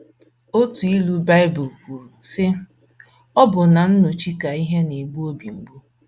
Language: Igbo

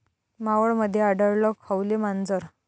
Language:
Marathi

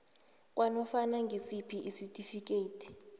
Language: South Ndebele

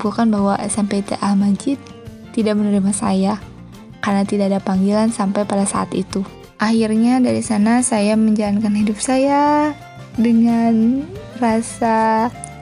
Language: Indonesian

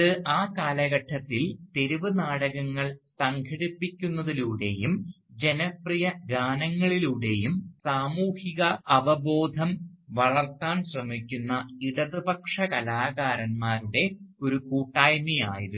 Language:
Malayalam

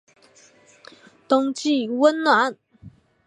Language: Chinese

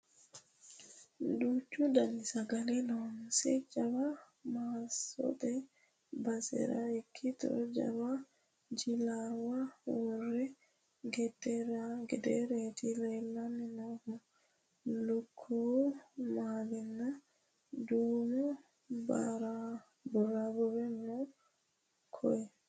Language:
Sidamo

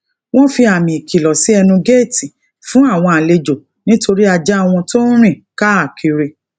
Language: Yoruba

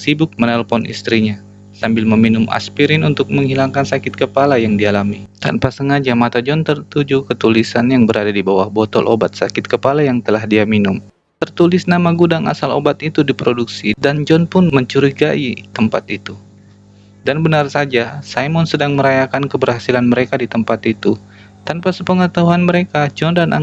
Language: Indonesian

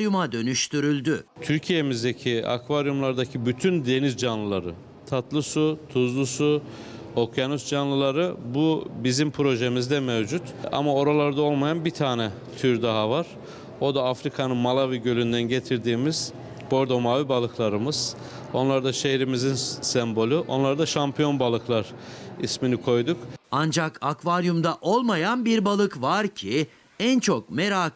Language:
Turkish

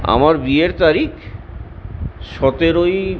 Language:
Bangla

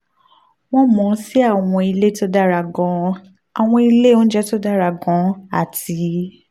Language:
Yoruba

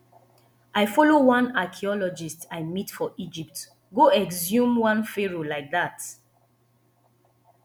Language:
Nigerian Pidgin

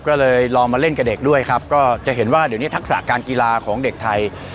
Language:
Thai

